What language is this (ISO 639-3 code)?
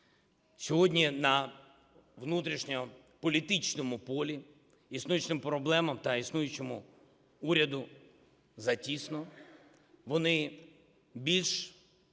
ukr